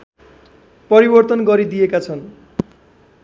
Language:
Nepali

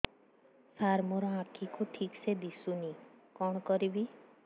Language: Odia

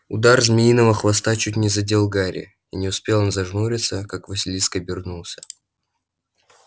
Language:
Russian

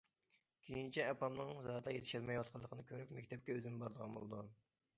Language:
Uyghur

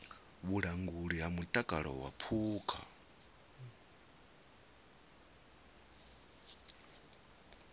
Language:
Venda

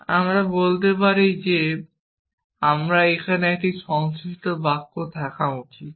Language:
Bangla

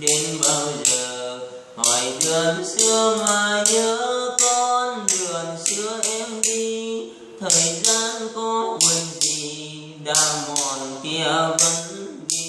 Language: Vietnamese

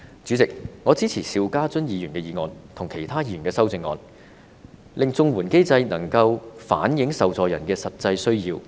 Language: Cantonese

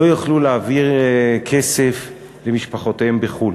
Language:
Hebrew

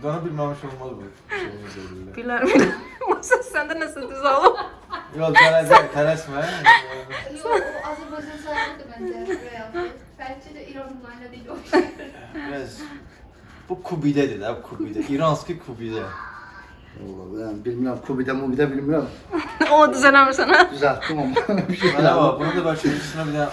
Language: Turkish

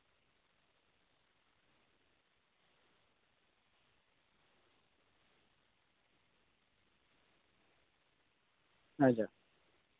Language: Santali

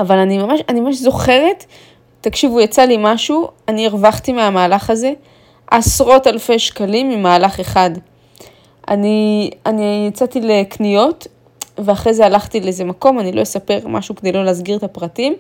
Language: Hebrew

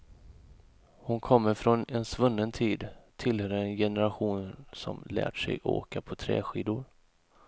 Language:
Swedish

